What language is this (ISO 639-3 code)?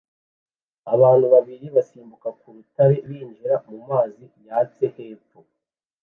kin